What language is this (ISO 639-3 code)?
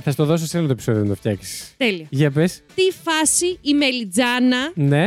ell